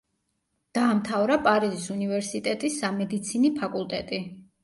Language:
Georgian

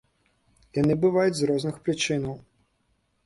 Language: Belarusian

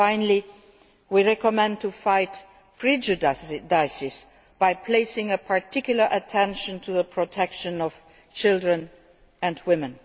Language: English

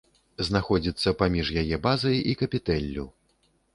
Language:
Belarusian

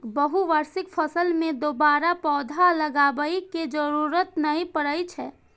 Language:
Maithili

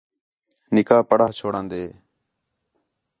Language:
Khetrani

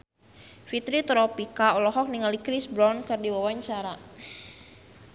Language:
Sundanese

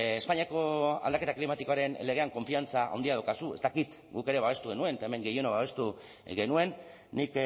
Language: Basque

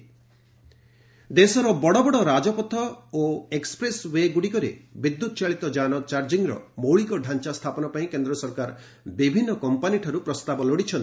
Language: Odia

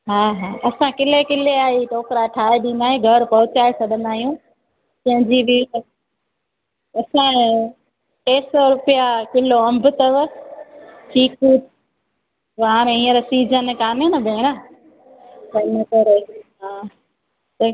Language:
Sindhi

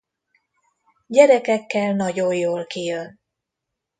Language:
Hungarian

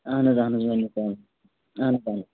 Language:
Kashmiri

